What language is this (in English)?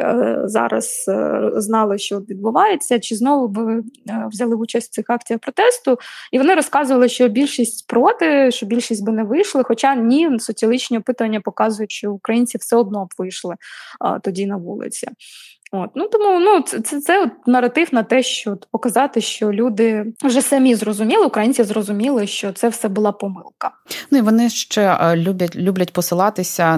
Ukrainian